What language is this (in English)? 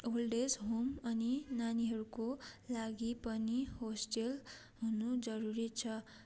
Nepali